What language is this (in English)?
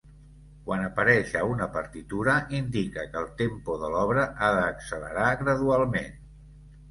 Catalan